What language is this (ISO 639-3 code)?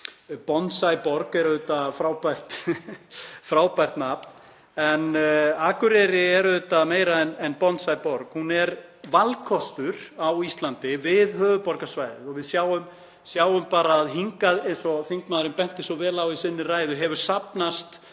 isl